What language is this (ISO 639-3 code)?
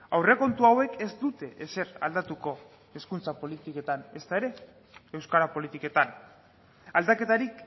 eus